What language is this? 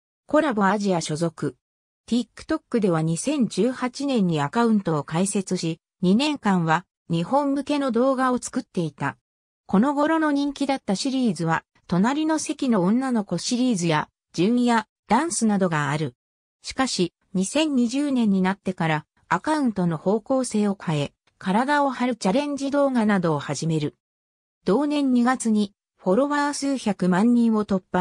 Japanese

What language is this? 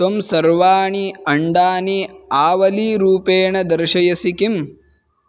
Sanskrit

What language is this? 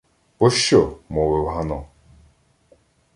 Ukrainian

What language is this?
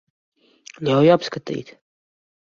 Latvian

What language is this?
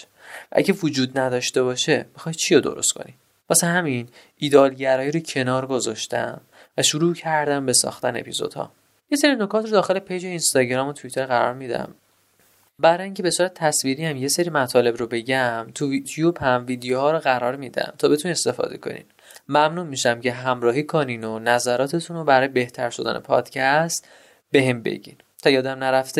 Persian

